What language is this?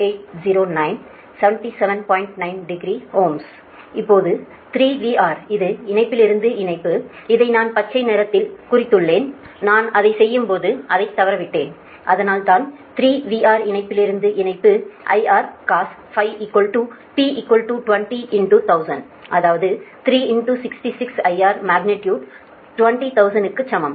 Tamil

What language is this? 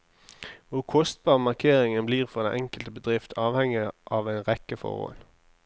Norwegian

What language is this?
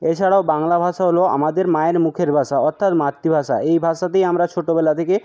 Bangla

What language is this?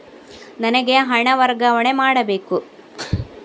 Kannada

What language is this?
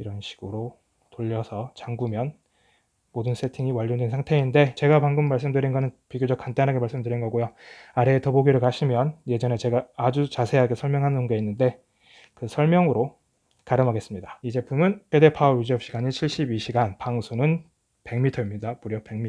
Korean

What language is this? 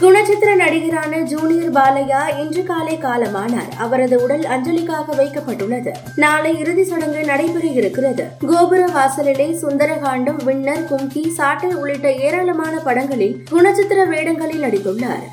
Tamil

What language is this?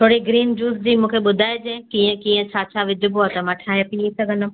Sindhi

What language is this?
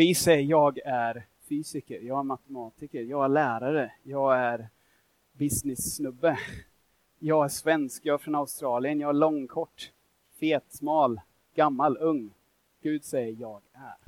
Swedish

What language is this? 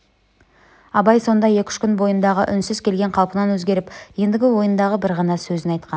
Kazakh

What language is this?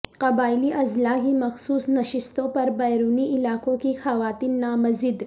Urdu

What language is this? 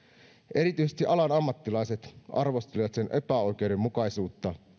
Finnish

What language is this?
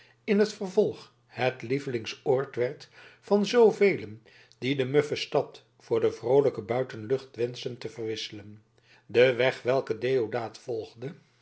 Dutch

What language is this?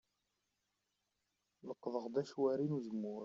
Kabyle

